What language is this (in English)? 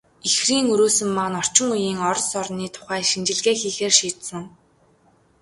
Mongolian